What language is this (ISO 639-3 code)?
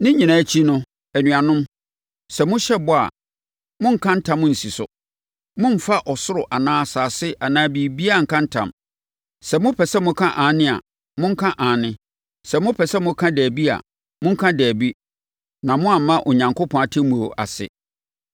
aka